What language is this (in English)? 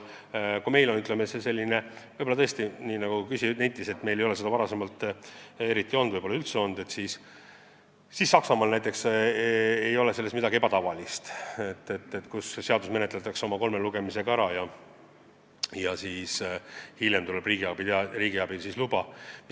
Estonian